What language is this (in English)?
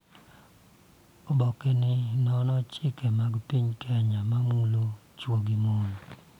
Luo (Kenya and Tanzania)